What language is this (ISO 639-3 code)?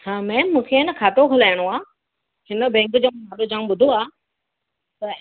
snd